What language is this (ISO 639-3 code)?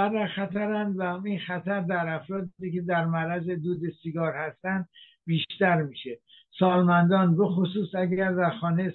fas